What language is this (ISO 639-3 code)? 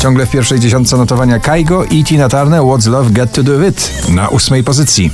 pol